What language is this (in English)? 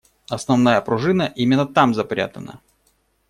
Russian